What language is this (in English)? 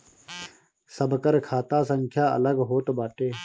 Bhojpuri